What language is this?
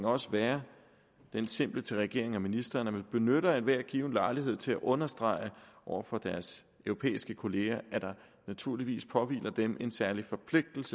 Danish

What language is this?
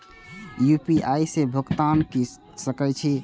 Maithili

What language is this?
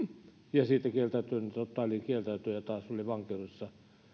Finnish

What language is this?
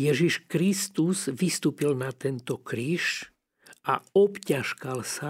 Slovak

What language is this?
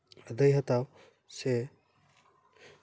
Santali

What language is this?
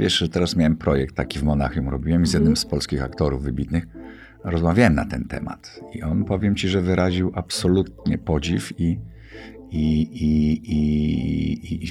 Polish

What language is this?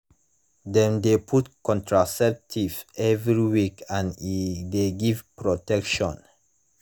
Nigerian Pidgin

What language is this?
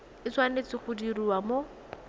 Tswana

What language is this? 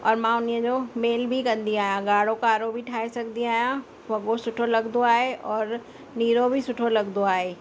Sindhi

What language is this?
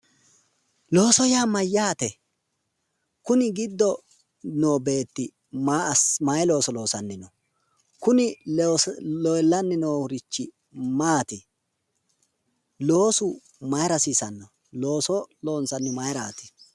Sidamo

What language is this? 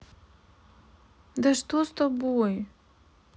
Russian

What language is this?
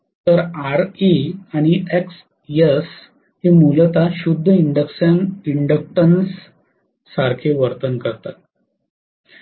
Marathi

